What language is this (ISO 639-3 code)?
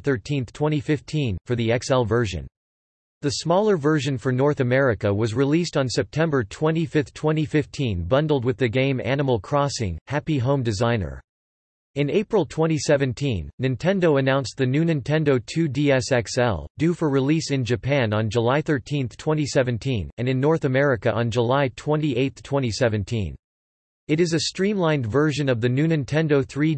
eng